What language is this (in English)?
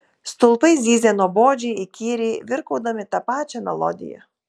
Lithuanian